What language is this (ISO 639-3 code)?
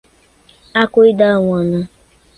por